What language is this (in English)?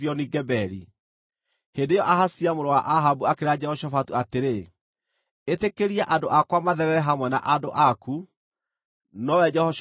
Kikuyu